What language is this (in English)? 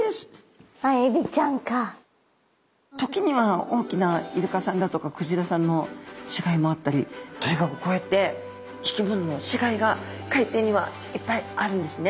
Japanese